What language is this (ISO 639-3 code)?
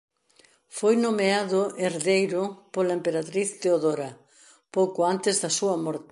glg